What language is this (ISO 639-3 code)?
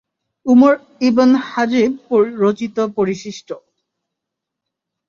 ben